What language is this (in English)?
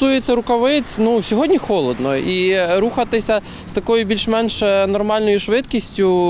Ukrainian